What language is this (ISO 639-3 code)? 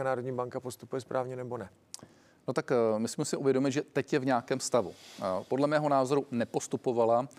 ces